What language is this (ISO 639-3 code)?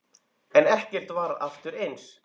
isl